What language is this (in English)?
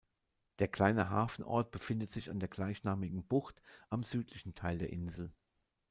German